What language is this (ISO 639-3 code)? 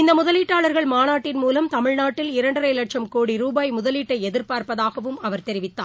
tam